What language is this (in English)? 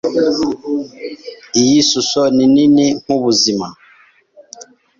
Kinyarwanda